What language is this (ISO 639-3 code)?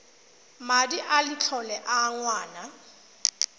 tsn